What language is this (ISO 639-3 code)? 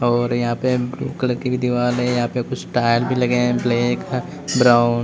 hin